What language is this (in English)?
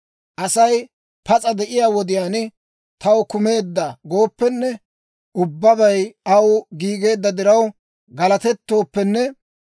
Dawro